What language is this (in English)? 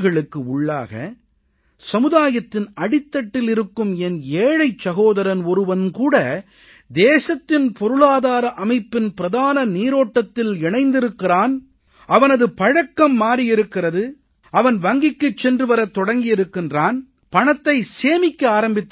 Tamil